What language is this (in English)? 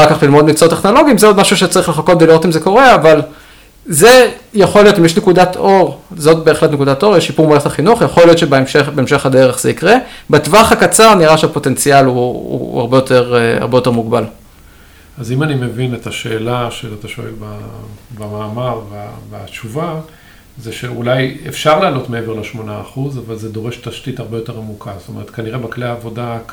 Hebrew